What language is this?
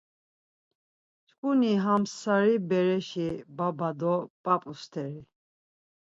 Laz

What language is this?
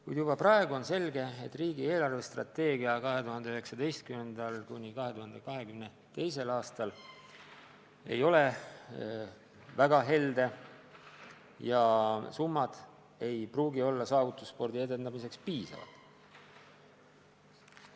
Estonian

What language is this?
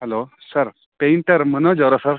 Kannada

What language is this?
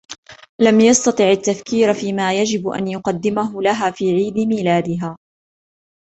Arabic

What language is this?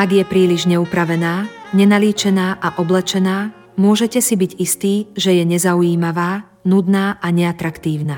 Slovak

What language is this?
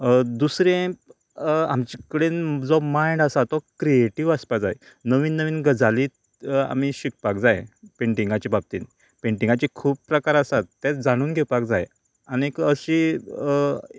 Konkani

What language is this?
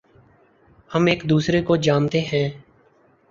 Urdu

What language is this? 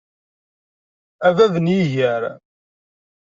Kabyle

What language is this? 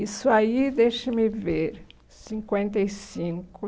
Portuguese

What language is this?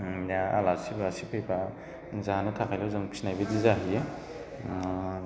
Bodo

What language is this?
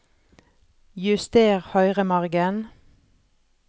Norwegian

